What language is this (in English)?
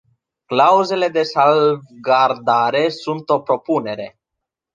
Romanian